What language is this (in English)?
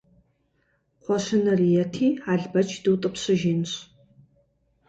Kabardian